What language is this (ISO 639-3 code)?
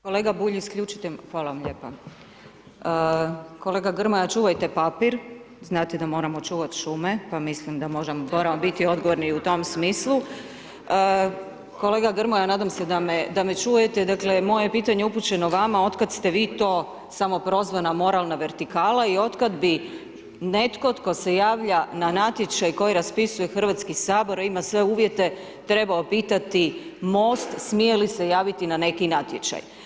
hrv